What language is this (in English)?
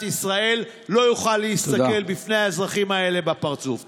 Hebrew